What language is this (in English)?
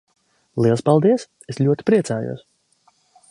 Latvian